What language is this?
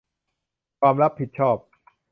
Thai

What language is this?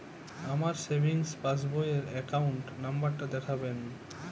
Bangla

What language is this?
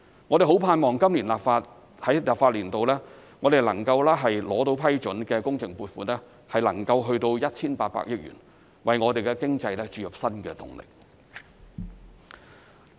Cantonese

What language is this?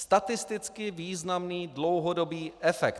Czech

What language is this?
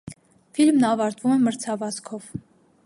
Armenian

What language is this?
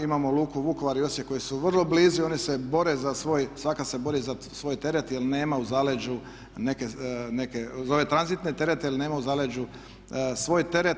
Croatian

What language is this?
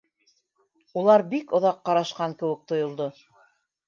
Bashkir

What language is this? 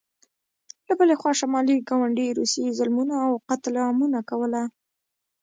Pashto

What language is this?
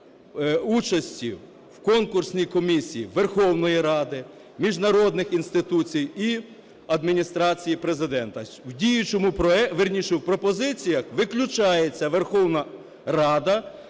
Ukrainian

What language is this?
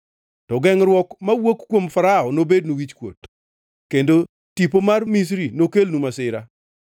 Luo (Kenya and Tanzania)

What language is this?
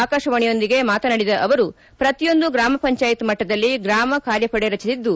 Kannada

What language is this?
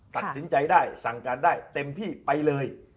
Thai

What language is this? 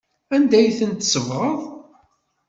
Kabyle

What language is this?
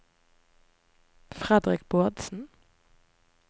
Norwegian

